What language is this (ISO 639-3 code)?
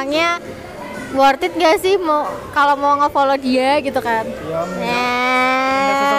ind